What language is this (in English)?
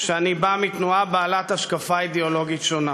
Hebrew